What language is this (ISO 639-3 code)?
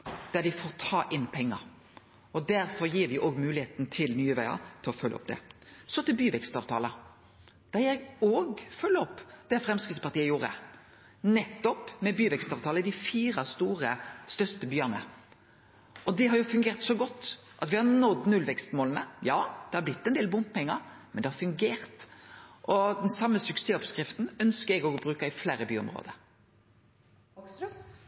nno